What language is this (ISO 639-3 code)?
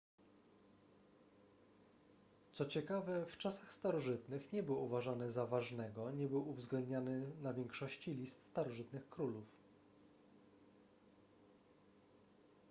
pol